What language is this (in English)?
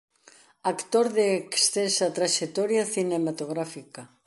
Galician